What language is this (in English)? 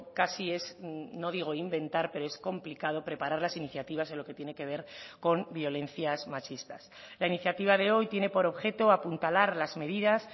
Spanish